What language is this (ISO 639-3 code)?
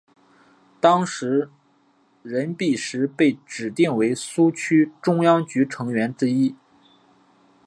zho